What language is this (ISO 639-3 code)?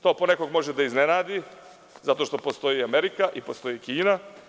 srp